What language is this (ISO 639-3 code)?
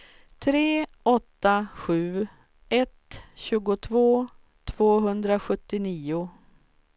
swe